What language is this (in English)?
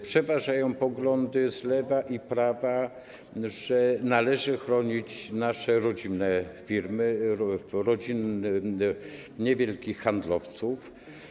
Polish